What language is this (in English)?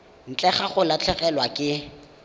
Tswana